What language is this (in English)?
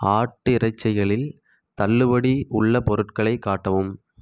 Tamil